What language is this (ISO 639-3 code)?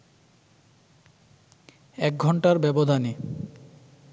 ben